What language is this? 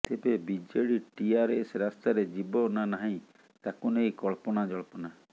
Odia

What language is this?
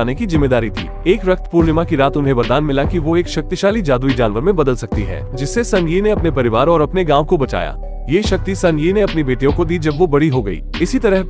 Hindi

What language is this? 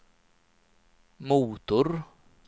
Swedish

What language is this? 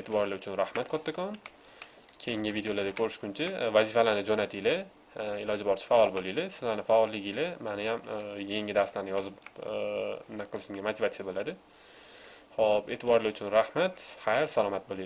Uzbek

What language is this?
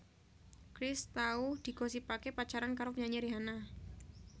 Javanese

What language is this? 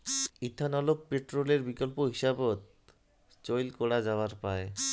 Bangla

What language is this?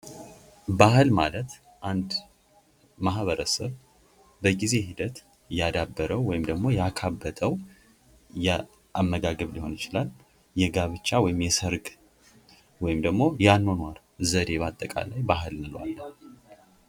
Amharic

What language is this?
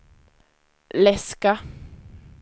Swedish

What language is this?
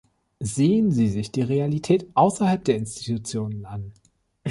German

